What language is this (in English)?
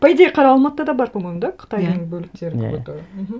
Kazakh